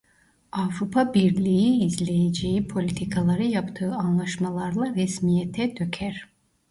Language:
Turkish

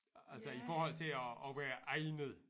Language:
Danish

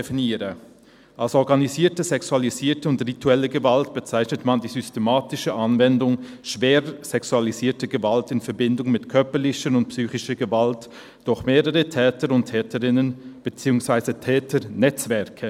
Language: Swiss German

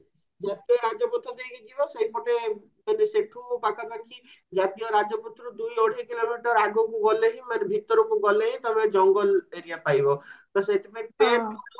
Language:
Odia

